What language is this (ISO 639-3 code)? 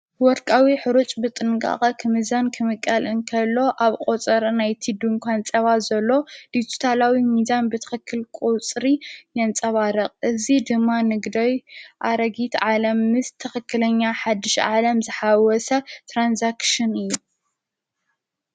tir